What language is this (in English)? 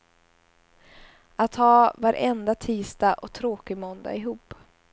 Swedish